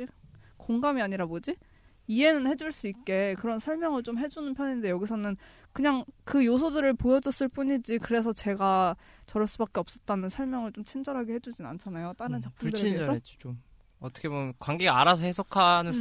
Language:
Korean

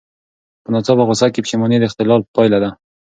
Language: Pashto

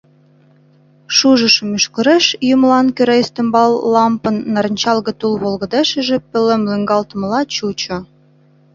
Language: Mari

